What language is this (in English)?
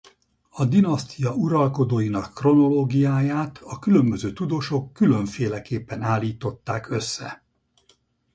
Hungarian